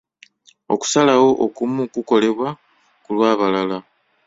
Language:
Ganda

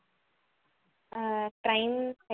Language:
Tamil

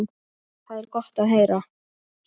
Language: Icelandic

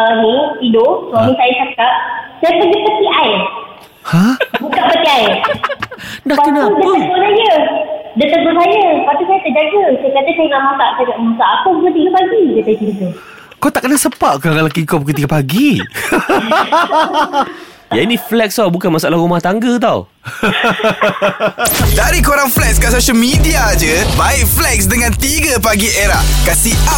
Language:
Malay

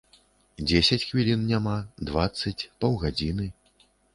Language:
Belarusian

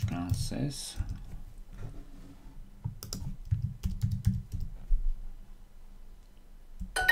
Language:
Romanian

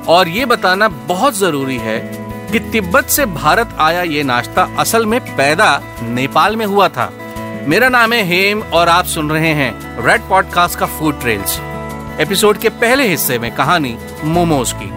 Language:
Hindi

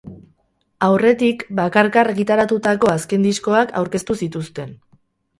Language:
Basque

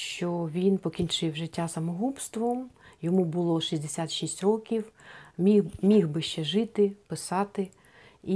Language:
Ukrainian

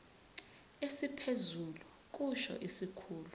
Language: Zulu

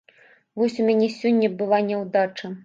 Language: Belarusian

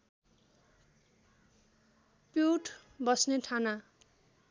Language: Nepali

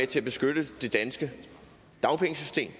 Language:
Danish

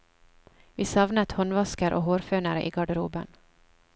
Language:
Norwegian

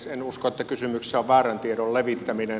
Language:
Finnish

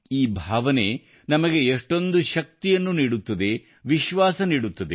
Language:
Kannada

